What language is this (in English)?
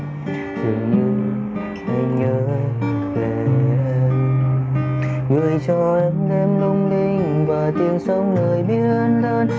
Vietnamese